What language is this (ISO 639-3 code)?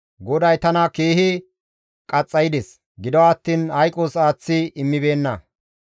gmv